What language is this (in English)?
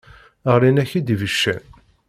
Kabyle